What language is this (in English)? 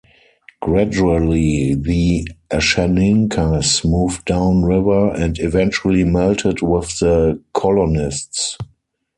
English